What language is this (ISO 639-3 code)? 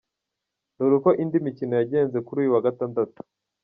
kin